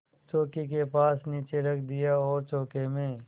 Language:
Hindi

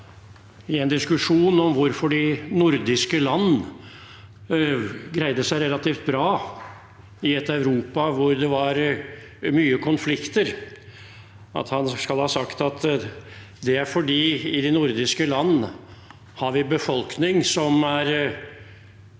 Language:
Norwegian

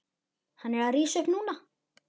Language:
Icelandic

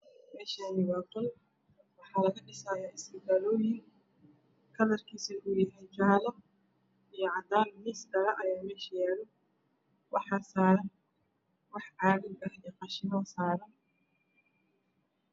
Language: Somali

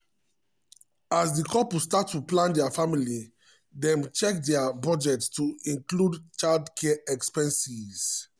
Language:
Nigerian Pidgin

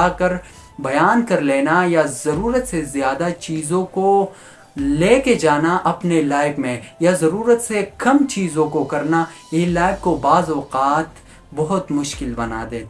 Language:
Hindi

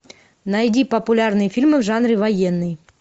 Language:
Russian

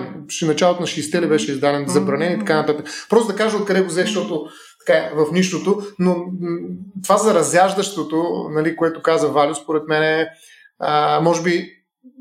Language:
Bulgarian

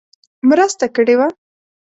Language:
Pashto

